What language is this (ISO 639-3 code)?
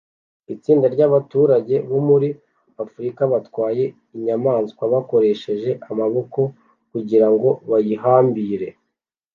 kin